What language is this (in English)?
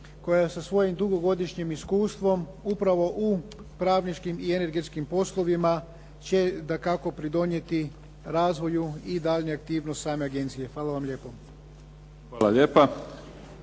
Croatian